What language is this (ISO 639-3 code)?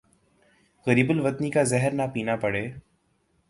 urd